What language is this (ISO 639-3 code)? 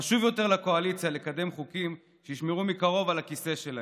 heb